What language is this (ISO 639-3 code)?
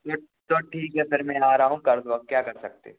hin